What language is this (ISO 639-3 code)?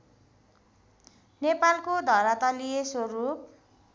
nep